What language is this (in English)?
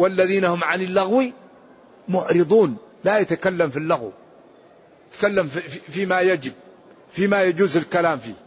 Arabic